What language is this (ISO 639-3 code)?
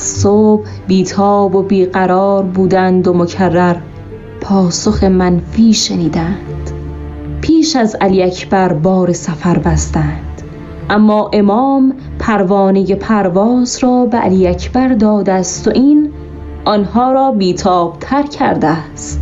fas